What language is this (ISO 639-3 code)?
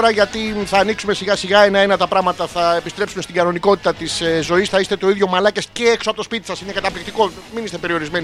ell